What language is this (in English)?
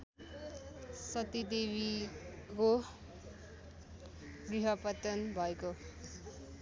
Nepali